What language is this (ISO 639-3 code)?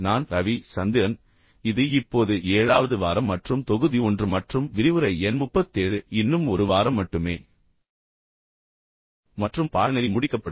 tam